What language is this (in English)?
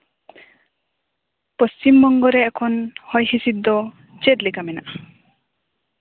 Santali